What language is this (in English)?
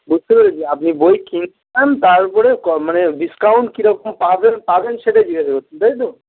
Bangla